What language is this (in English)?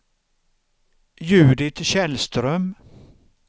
Swedish